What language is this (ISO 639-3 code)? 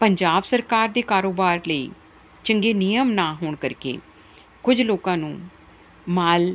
pan